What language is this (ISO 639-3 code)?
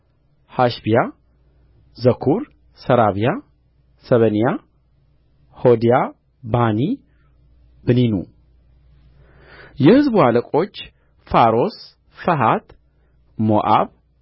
amh